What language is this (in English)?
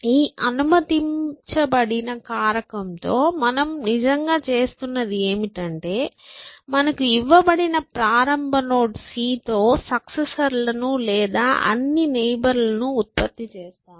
Telugu